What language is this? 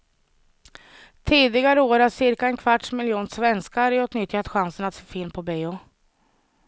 Swedish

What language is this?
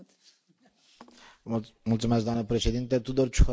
Romanian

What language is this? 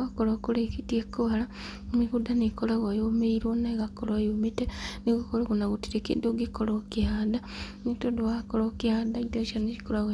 Kikuyu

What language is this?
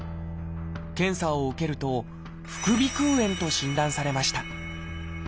Japanese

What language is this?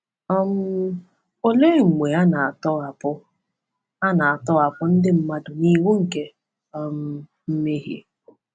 Igbo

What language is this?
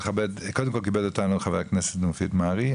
Hebrew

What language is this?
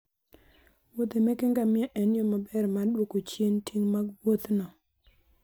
Luo (Kenya and Tanzania)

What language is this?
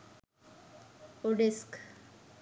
Sinhala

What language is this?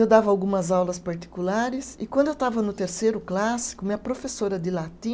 Portuguese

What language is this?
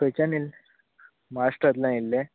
Konkani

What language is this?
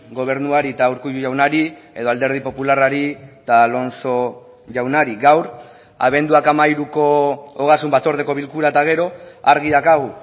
Basque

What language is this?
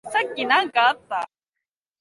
Japanese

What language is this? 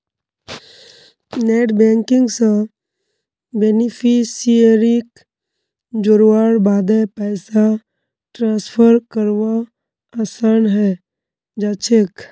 Magahi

